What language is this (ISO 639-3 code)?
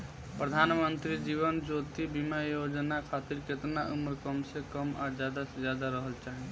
bho